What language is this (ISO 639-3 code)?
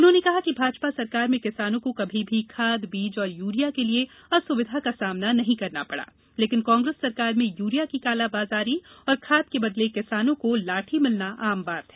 hin